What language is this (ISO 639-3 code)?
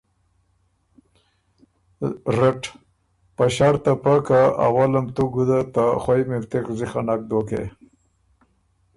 oru